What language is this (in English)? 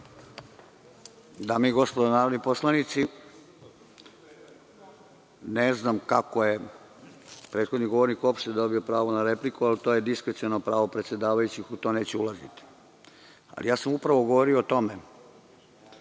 Serbian